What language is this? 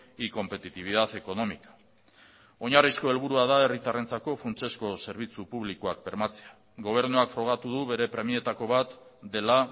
Basque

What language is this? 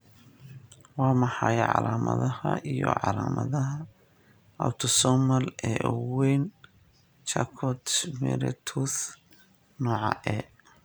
Somali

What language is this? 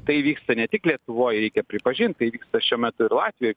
Lithuanian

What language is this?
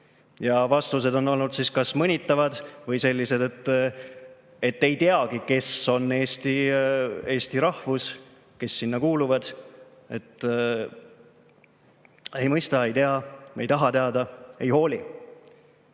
Estonian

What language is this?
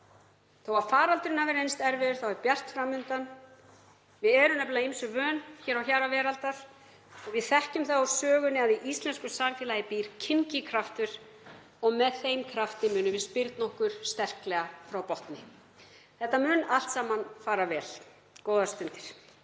Icelandic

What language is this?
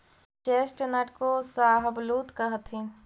Magahi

